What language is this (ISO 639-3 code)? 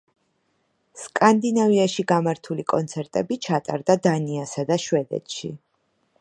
kat